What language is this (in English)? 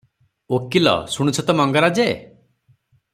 Odia